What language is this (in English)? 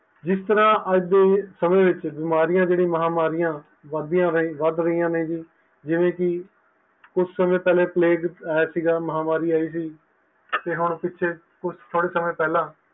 Punjabi